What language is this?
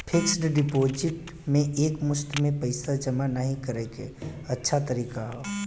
Bhojpuri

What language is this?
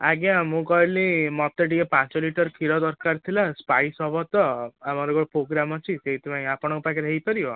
Odia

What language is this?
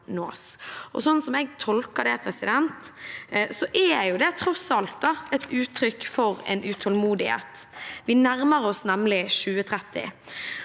Norwegian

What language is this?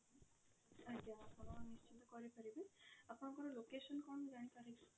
Odia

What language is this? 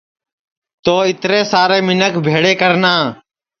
Sansi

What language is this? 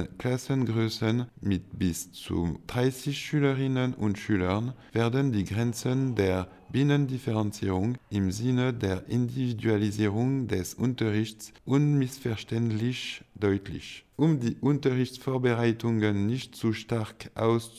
German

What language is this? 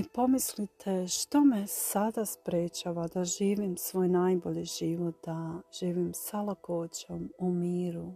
Croatian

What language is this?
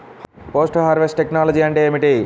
Telugu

